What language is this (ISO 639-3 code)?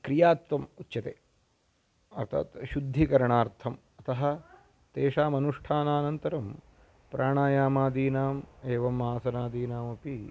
san